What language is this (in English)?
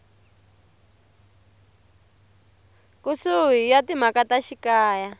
Tsonga